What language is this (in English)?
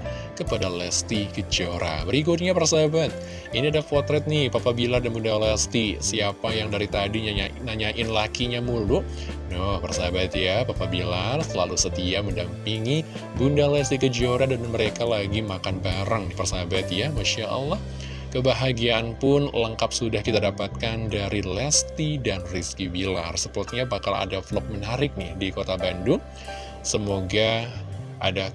Indonesian